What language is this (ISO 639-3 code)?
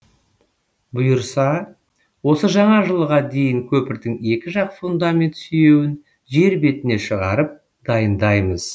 kaz